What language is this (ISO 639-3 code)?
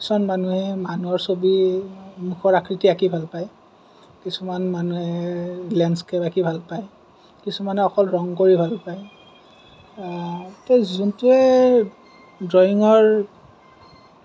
asm